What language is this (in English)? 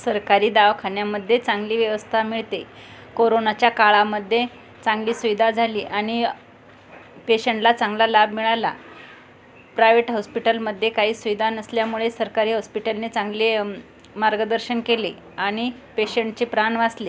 Marathi